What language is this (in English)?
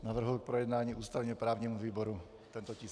Czech